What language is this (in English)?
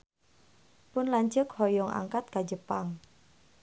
Sundanese